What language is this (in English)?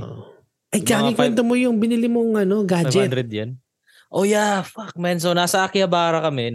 Filipino